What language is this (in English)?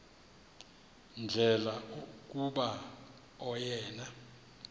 Xhosa